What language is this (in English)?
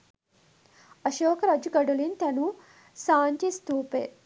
Sinhala